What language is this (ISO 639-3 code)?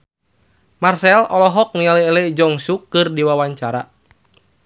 sun